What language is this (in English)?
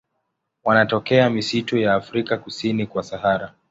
Swahili